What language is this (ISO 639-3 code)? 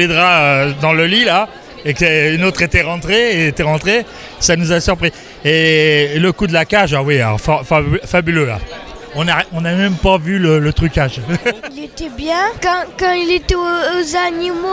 fra